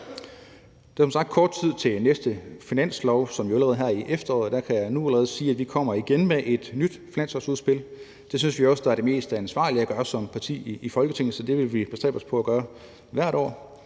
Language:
Danish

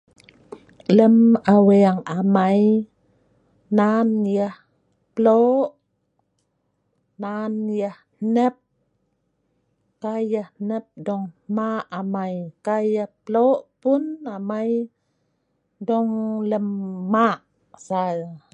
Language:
Sa'ban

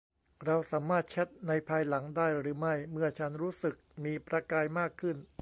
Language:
Thai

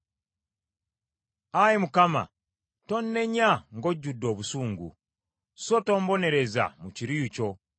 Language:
Ganda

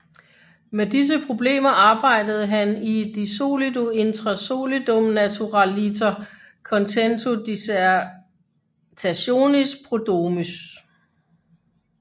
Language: Danish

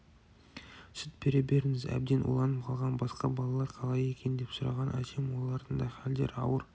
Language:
Kazakh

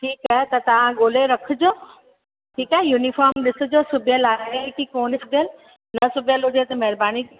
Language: Sindhi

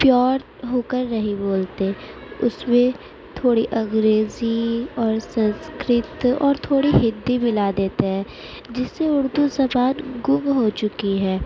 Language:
Urdu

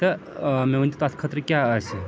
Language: Kashmiri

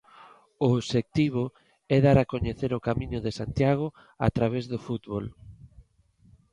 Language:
Galician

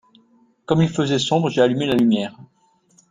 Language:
French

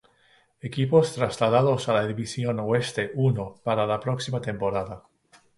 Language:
Spanish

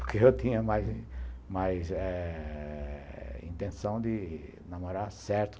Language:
Portuguese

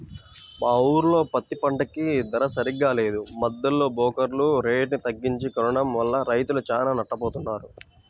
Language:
Telugu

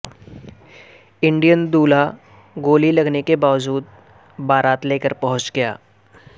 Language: Urdu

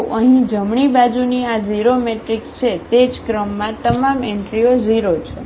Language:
Gujarati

